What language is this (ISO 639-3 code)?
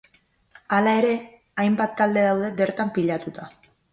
eus